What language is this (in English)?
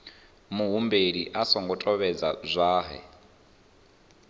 Venda